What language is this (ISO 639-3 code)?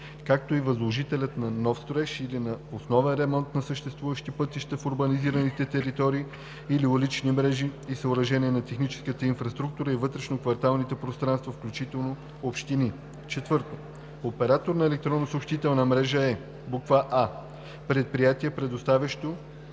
bul